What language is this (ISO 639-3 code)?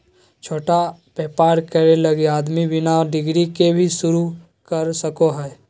mag